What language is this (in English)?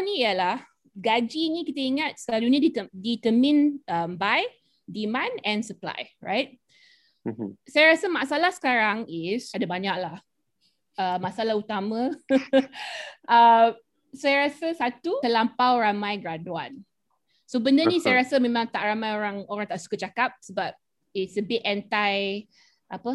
Malay